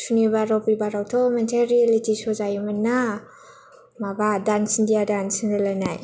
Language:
Bodo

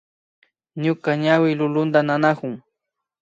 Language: Imbabura Highland Quichua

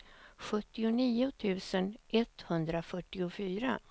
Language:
Swedish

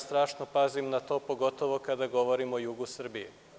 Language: Serbian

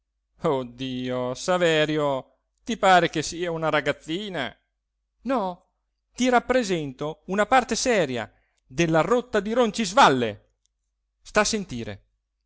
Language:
Italian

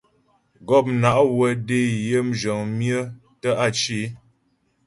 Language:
Ghomala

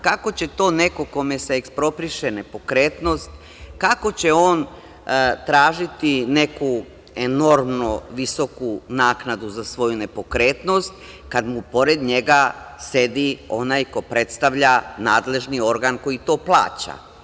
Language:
Serbian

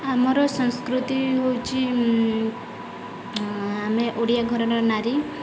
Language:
Odia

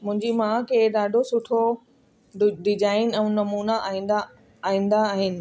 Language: Sindhi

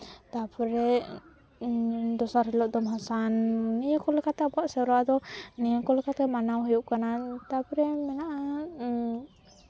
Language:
Santali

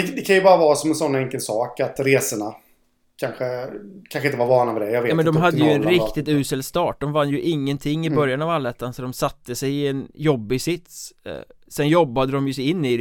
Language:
Swedish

